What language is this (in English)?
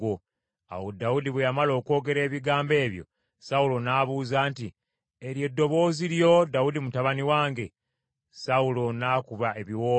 Ganda